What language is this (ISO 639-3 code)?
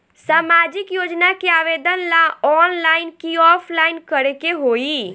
bho